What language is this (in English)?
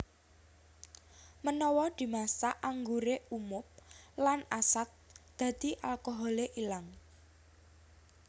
Javanese